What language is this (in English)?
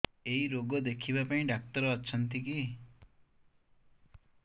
Odia